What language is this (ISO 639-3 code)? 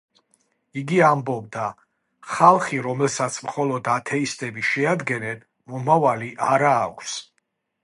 kat